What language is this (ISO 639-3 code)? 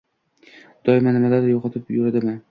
uzb